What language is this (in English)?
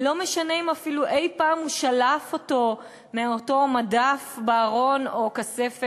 Hebrew